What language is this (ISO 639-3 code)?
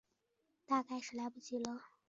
zho